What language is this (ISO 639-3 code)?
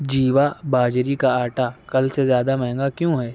urd